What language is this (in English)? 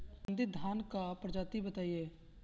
Bhojpuri